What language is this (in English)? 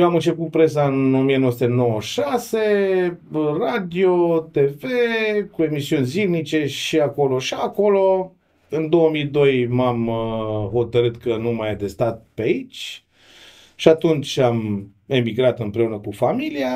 Romanian